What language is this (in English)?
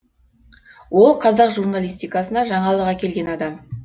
Kazakh